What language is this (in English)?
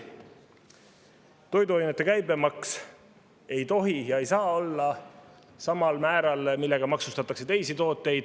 Estonian